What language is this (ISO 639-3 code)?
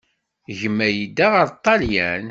kab